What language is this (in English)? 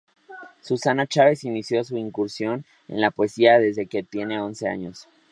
Spanish